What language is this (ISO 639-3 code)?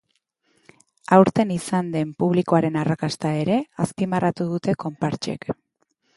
eus